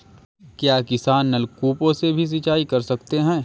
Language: Hindi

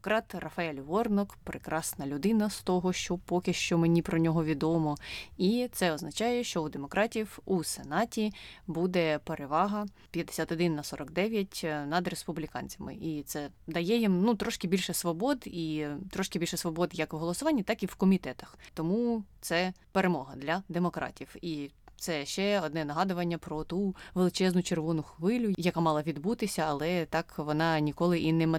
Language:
Ukrainian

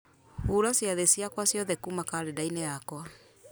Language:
Kikuyu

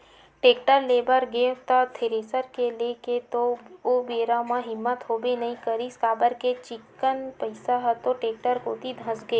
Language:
Chhattisgarhi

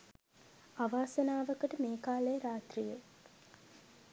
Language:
Sinhala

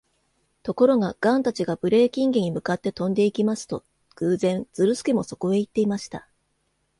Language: Japanese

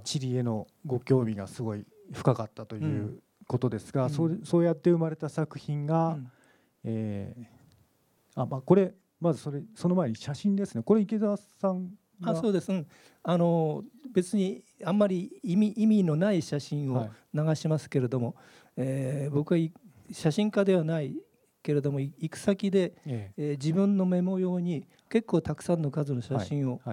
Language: Japanese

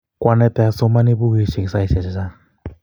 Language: Kalenjin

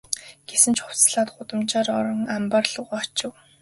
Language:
Mongolian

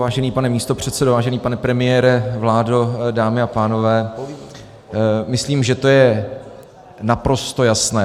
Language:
Czech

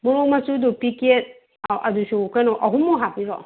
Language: Manipuri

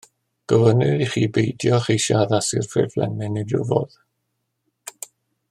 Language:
Welsh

